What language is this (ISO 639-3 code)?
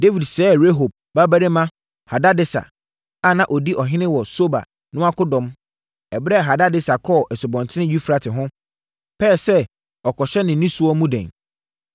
aka